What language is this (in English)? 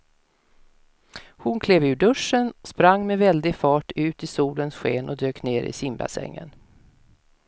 Swedish